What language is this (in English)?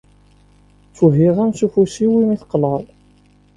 Kabyle